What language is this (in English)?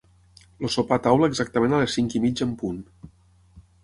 Catalan